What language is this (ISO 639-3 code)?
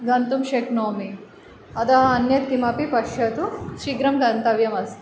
san